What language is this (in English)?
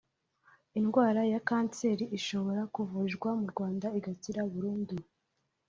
Kinyarwanda